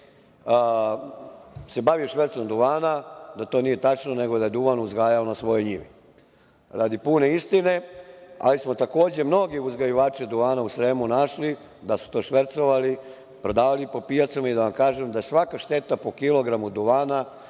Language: Serbian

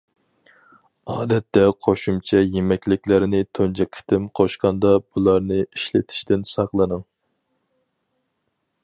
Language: Uyghur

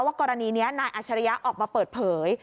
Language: Thai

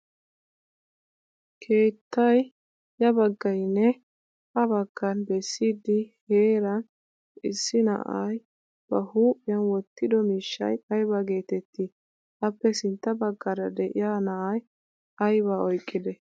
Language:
Wolaytta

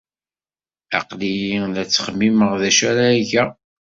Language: Kabyle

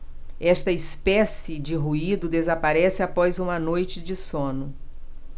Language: Portuguese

